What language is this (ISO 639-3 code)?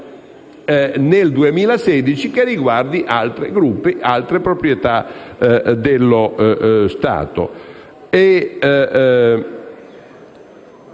ita